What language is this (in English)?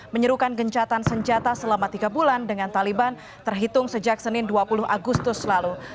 Indonesian